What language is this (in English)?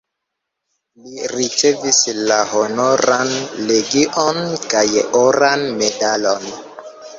Esperanto